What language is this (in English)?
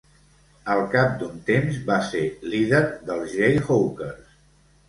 Catalan